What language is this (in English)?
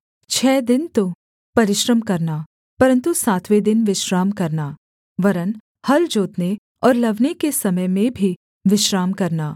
Hindi